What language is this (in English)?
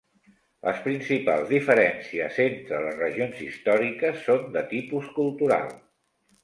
Catalan